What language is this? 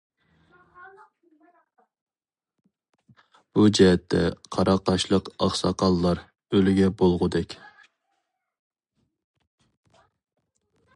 Uyghur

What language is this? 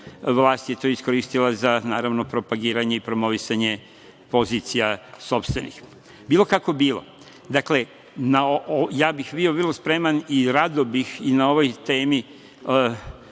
Serbian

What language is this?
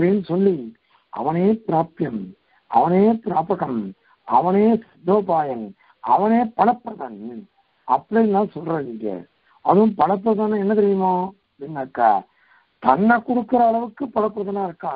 Korean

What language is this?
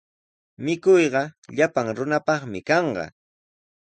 Sihuas Ancash Quechua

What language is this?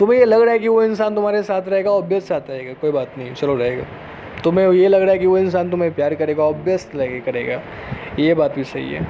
Hindi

